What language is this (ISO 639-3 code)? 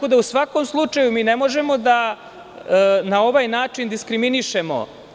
srp